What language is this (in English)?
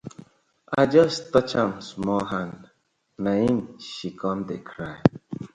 Nigerian Pidgin